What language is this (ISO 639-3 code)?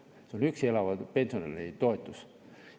est